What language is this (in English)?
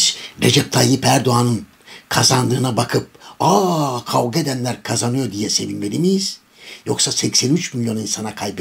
Turkish